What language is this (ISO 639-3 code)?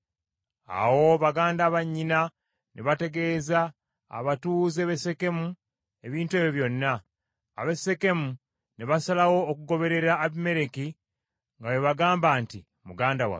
lug